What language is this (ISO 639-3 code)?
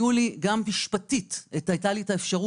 heb